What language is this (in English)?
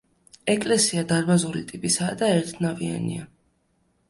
Georgian